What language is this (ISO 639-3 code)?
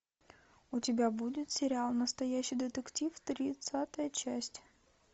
rus